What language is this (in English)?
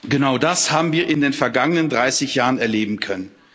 German